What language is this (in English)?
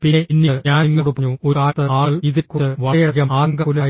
Malayalam